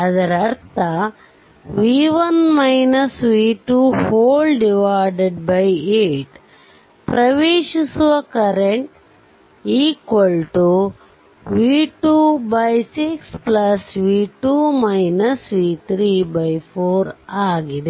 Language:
Kannada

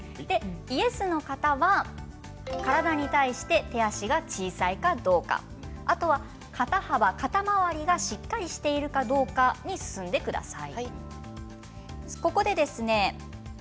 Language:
Japanese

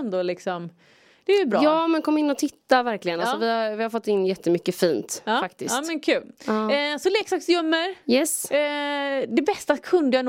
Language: Swedish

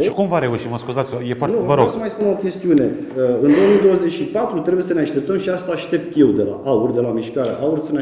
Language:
Romanian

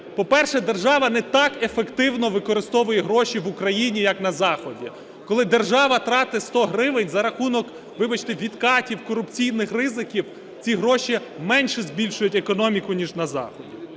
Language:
Ukrainian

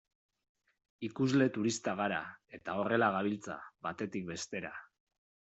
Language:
Basque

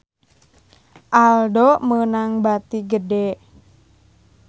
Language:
Sundanese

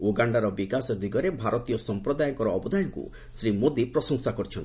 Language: Odia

